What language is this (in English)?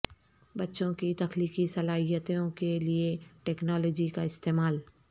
Urdu